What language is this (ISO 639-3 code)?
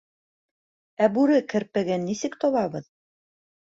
bak